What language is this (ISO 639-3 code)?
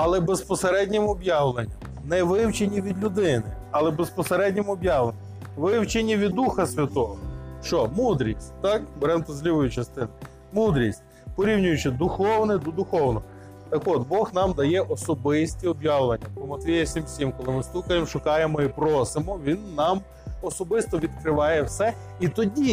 ukr